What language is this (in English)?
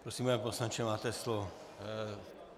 Czech